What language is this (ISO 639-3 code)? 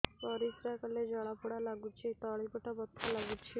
ori